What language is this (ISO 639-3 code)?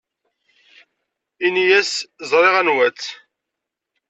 kab